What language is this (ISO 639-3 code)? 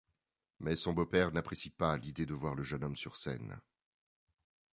fra